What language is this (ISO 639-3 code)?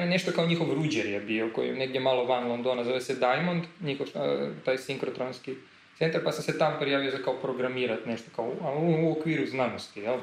hrv